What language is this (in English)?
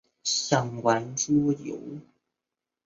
Chinese